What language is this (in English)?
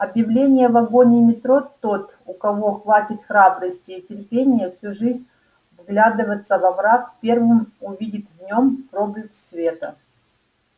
Russian